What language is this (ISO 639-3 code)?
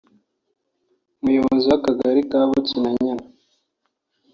kin